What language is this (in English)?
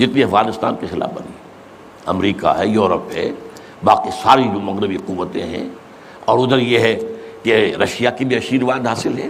Urdu